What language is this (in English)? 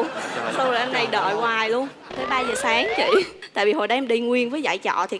Vietnamese